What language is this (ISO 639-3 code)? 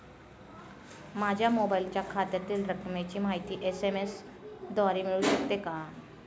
mar